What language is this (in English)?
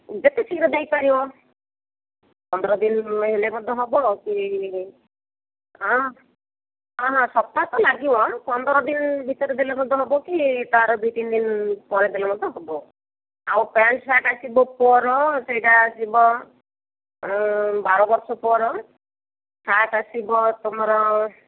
Odia